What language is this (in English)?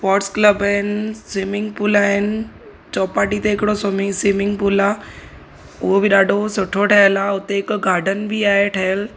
Sindhi